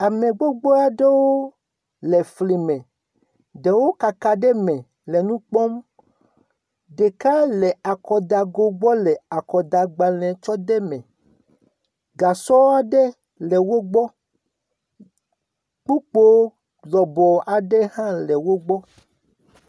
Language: Ewe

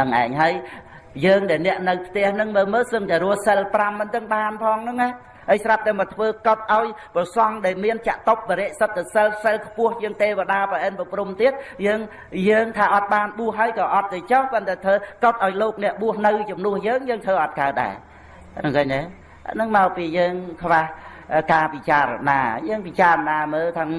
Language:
Vietnamese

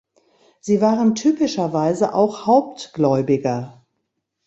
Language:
German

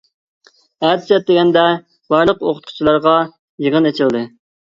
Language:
Uyghur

